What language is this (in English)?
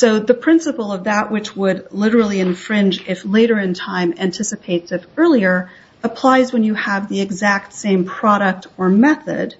English